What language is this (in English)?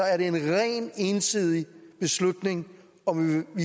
Danish